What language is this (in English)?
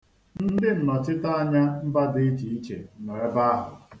Igbo